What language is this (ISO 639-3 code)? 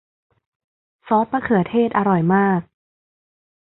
tha